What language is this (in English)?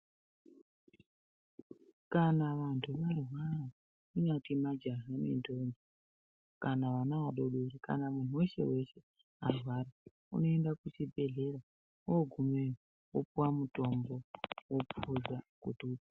Ndau